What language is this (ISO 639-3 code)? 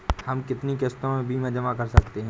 hin